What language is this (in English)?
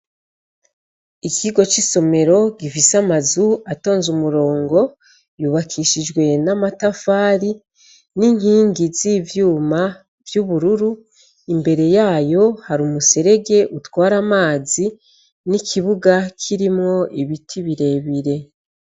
Rundi